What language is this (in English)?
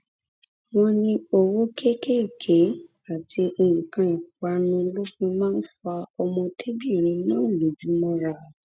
Yoruba